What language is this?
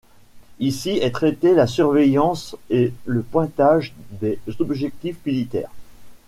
French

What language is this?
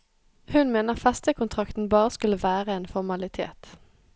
Norwegian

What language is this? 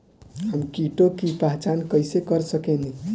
Bhojpuri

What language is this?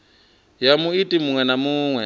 Venda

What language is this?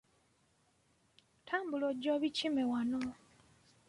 Ganda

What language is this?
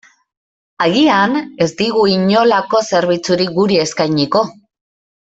Basque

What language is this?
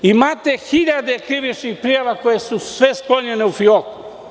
Serbian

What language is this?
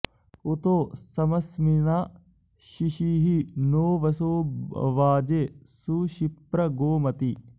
Sanskrit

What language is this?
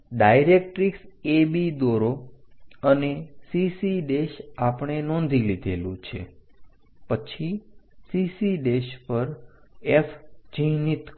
Gujarati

